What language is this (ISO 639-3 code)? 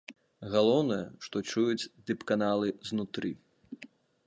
bel